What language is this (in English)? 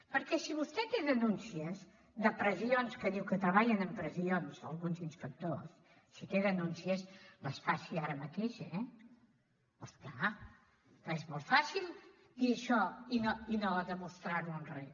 Catalan